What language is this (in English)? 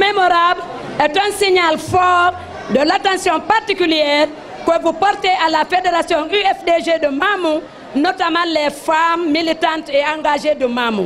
French